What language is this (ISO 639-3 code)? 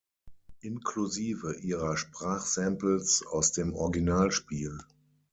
deu